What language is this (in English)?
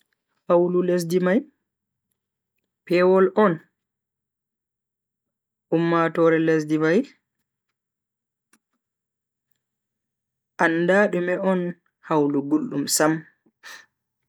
Bagirmi Fulfulde